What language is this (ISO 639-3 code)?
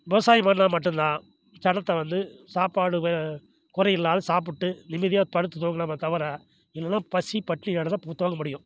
tam